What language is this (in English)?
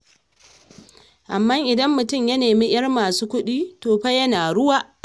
Hausa